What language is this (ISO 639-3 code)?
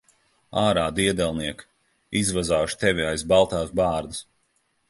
lav